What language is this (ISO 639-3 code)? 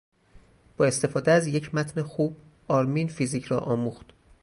fas